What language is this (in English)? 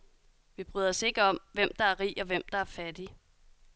Danish